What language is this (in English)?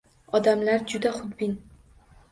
Uzbek